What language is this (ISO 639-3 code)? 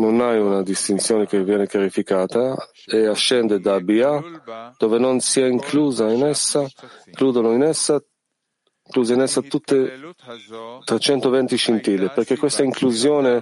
ita